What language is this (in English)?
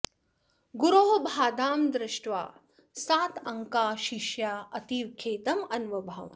Sanskrit